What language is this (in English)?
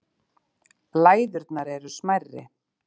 Icelandic